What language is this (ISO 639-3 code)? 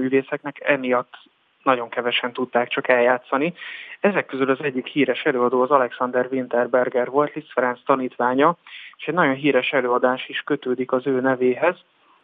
hun